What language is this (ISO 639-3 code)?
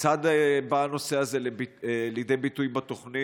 heb